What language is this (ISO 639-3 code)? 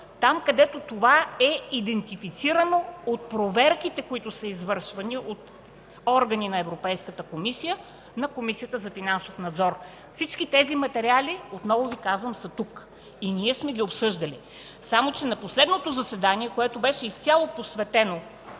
bul